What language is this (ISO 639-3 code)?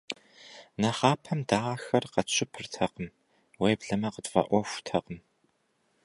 kbd